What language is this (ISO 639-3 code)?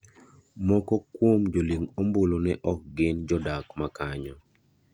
luo